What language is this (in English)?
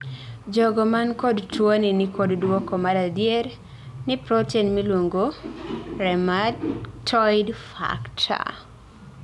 Luo (Kenya and Tanzania)